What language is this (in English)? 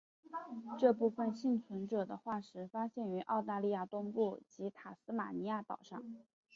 Chinese